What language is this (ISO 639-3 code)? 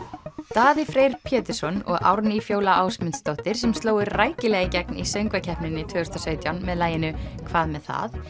isl